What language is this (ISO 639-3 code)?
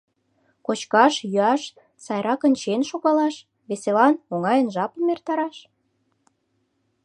chm